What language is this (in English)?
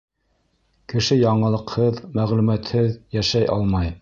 Bashkir